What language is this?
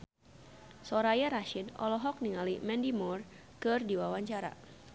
Sundanese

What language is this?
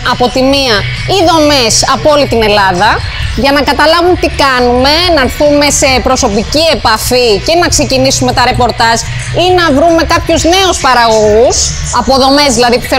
Greek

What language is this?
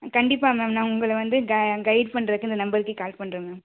Tamil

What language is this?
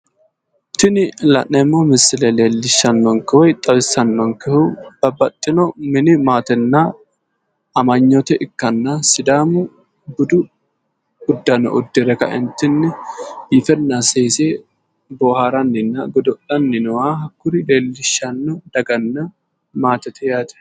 Sidamo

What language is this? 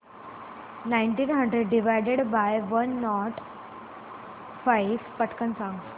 Marathi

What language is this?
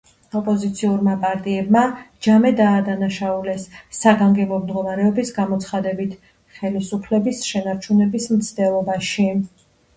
Georgian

